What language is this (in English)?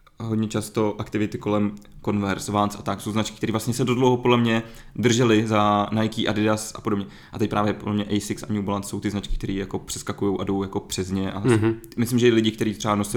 Czech